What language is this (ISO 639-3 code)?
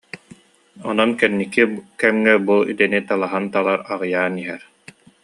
sah